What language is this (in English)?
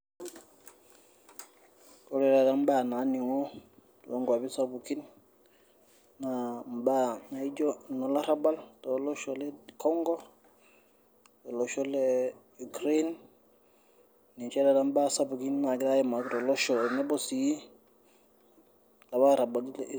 Masai